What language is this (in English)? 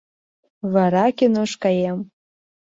Mari